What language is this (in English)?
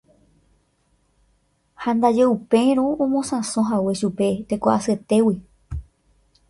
Guarani